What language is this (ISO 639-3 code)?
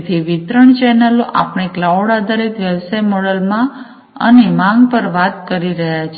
guj